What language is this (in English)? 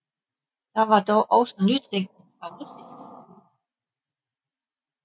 Danish